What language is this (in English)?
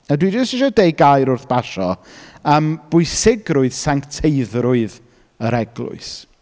Welsh